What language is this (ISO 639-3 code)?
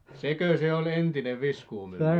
fin